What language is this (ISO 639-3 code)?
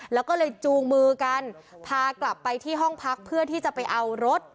tha